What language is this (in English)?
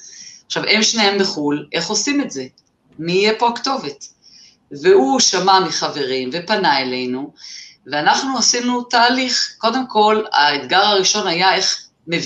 Hebrew